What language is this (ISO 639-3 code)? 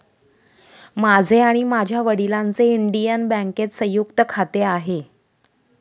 mar